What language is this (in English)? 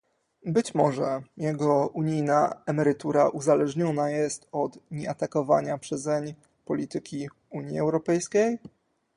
Polish